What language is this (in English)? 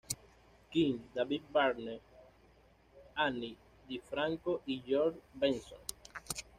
Spanish